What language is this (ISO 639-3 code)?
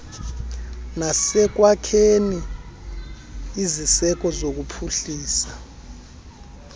xho